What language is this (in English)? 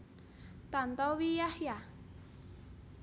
Javanese